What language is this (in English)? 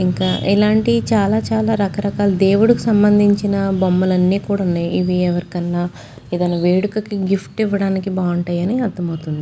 Telugu